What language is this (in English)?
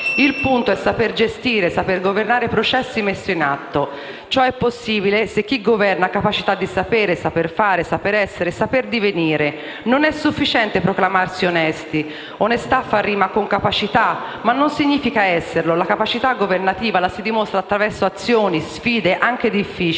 Italian